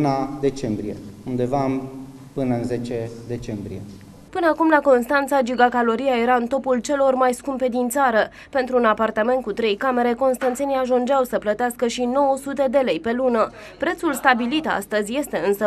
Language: Romanian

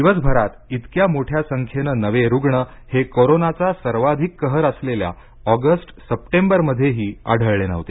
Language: Marathi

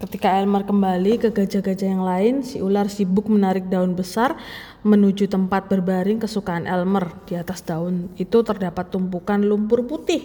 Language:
Indonesian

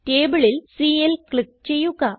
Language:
Malayalam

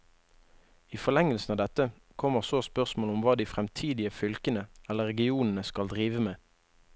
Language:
Norwegian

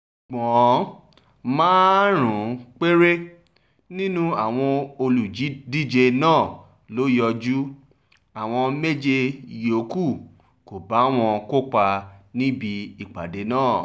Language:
Yoruba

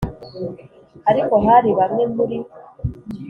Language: Kinyarwanda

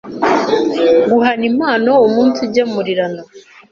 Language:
Kinyarwanda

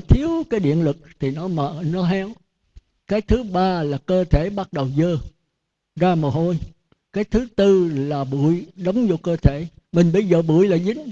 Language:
Vietnamese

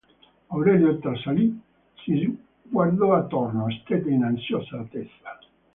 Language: Italian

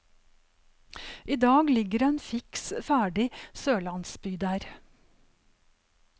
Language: Norwegian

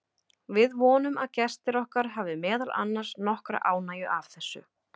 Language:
Icelandic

